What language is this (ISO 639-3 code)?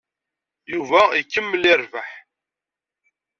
kab